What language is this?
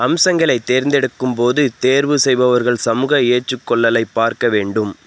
Tamil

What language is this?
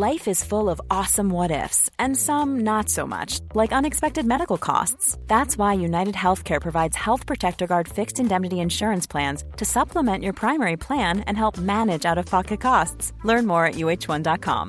Filipino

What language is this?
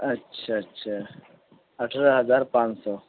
Urdu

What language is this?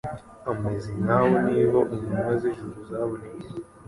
Kinyarwanda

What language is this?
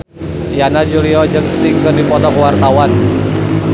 Sundanese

